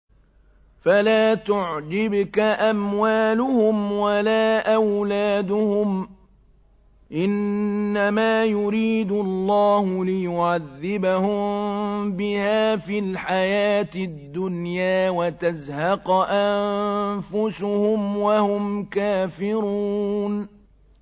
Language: Arabic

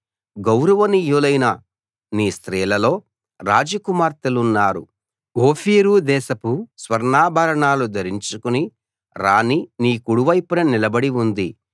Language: Telugu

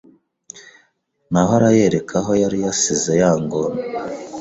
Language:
Kinyarwanda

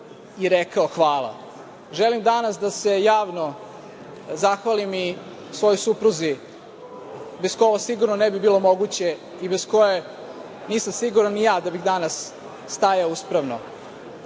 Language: Serbian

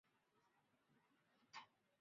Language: Chinese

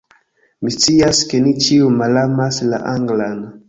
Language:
Esperanto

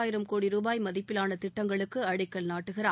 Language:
Tamil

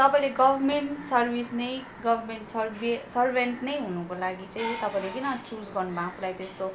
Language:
Nepali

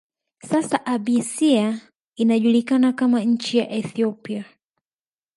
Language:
Swahili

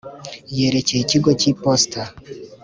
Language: Kinyarwanda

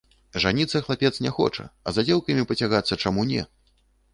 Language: Belarusian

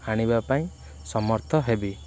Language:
Odia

